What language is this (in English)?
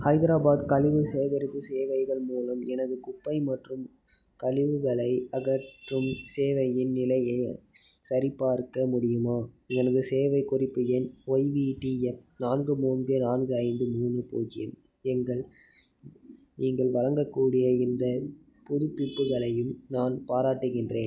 Tamil